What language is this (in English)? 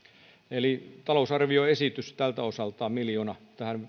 Finnish